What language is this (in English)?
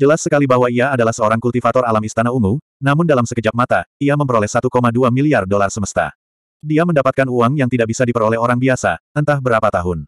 Indonesian